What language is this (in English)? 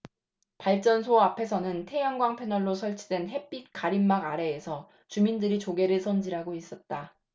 Korean